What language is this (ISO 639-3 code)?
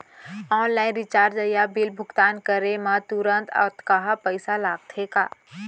hne